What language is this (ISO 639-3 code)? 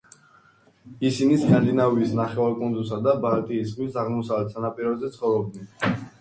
kat